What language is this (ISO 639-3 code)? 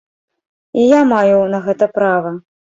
bel